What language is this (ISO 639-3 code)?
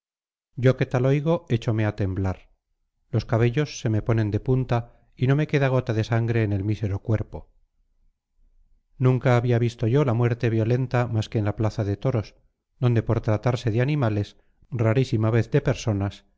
spa